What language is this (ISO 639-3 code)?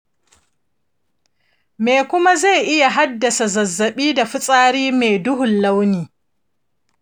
hau